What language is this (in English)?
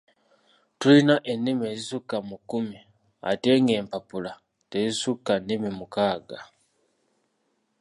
Ganda